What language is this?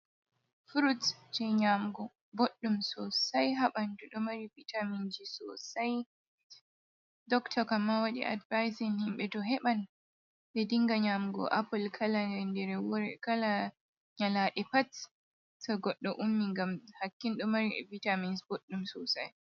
Fula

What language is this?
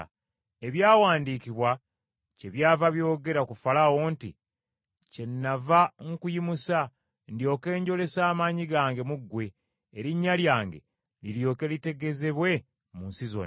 Ganda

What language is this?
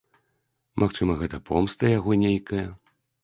Belarusian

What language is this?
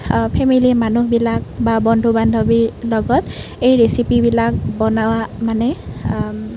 Assamese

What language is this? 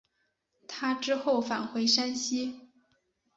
Chinese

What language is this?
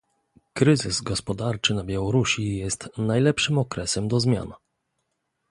Polish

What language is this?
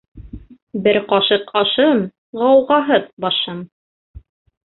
Bashkir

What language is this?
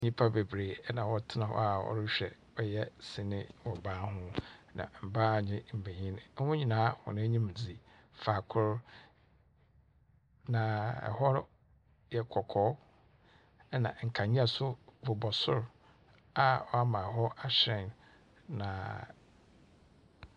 Akan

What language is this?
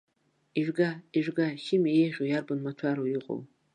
Abkhazian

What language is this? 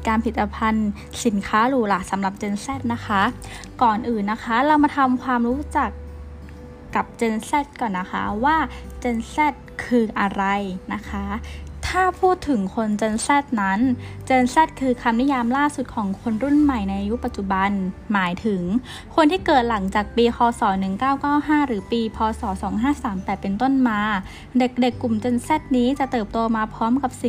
Thai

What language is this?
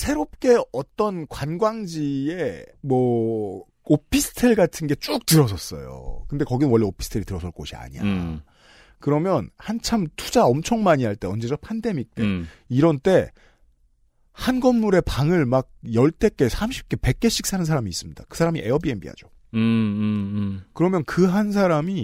Korean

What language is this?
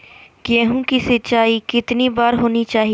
Magahi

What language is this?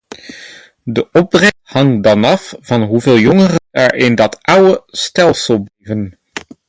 Dutch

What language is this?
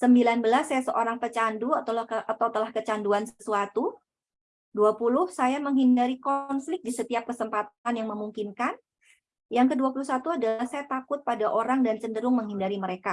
Indonesian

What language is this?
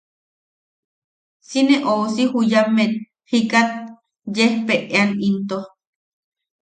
Yaqui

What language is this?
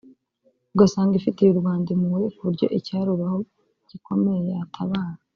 Kinyarwanda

